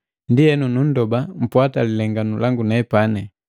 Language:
Matengo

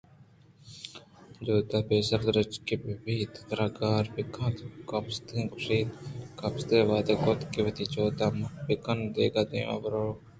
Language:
Eastern Balochi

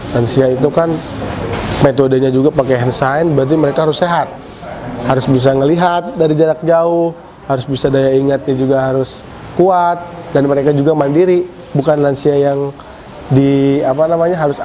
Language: Indonesian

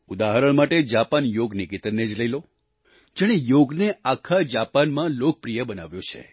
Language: Gujarati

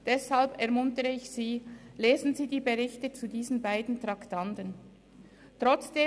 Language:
Swiss German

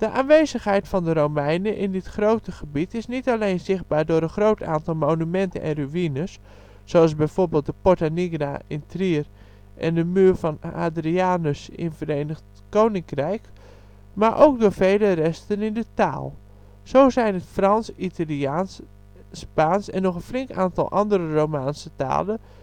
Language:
Dutch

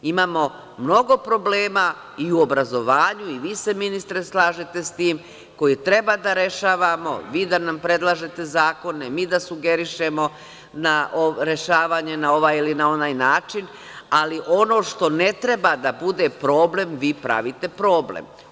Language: Serbian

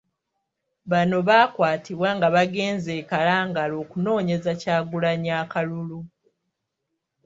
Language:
Ganda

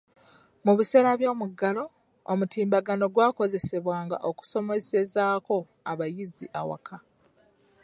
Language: Ganda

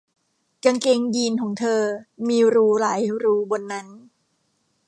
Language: Thai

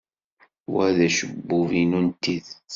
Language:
Kabyle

